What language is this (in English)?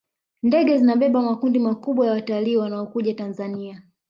Swahili